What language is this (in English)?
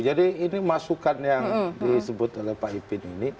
Indonesian